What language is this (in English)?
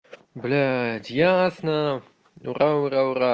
Russian